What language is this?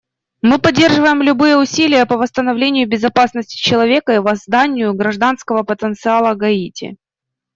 Russian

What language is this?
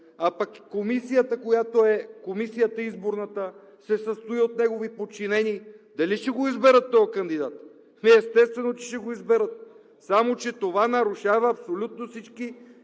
Bulgarian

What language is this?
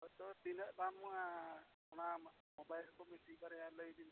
Santali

